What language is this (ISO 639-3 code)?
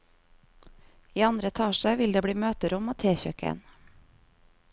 nor